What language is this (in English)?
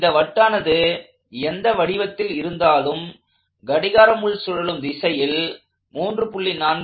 Tamil